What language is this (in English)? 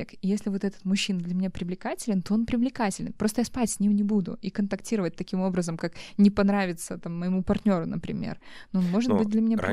Russian